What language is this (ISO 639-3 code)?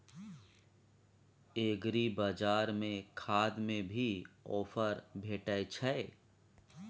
mai